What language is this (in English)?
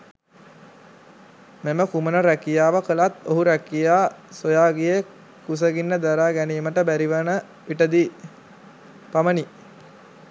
Sinhala